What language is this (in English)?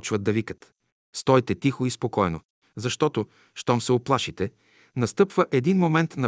Bulgarian